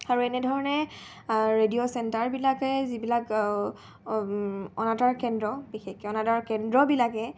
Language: Assamese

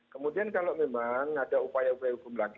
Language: Indonesian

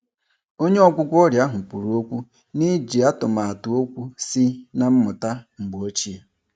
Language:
Igbo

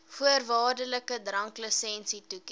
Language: Afrikaans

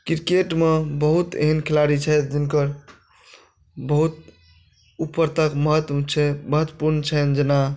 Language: Maithili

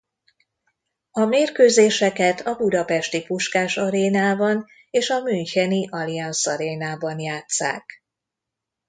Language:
Hungarian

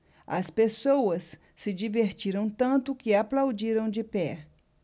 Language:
Portuguese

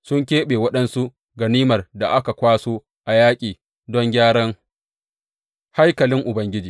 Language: Hausa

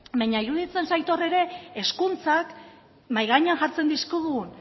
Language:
Basque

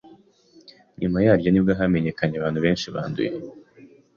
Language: Kinyarwanda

